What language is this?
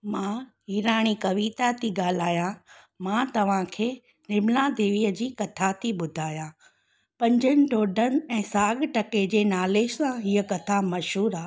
Sindhi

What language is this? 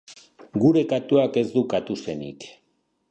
Basque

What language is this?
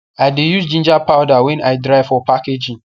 Nigerian Pidgin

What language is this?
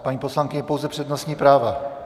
Czech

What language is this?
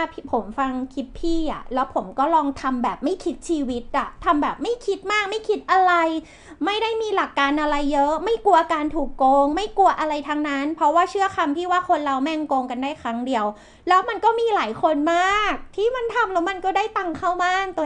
Thai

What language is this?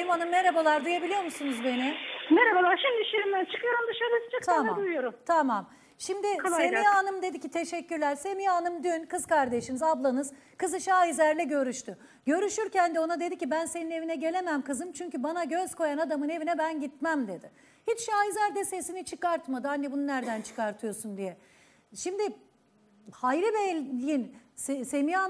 Turkish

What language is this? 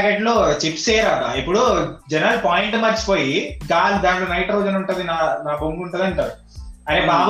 Telugu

